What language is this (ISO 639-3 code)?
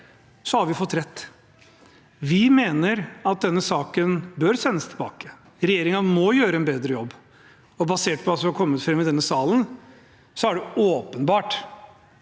nor